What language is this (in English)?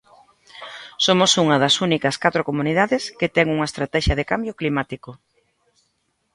Galician